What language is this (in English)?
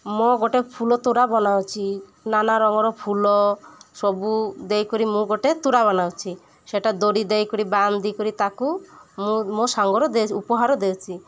Odia